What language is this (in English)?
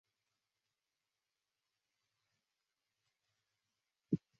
Chinese